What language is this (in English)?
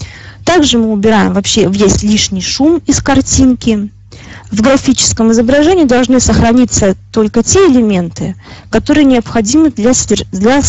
Russian